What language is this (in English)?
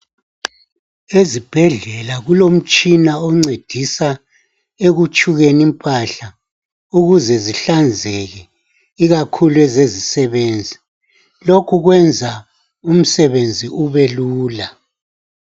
North Ndebele